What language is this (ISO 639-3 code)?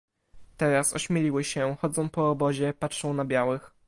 pol